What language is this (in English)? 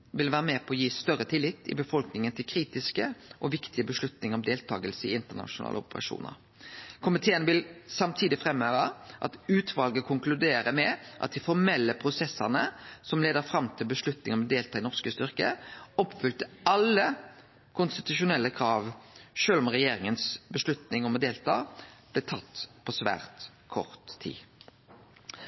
Norwegian Nynorsk